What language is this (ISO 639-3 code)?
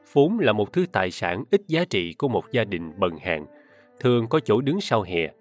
vie